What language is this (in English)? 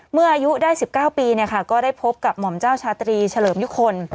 Thai